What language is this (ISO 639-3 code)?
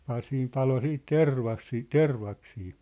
fin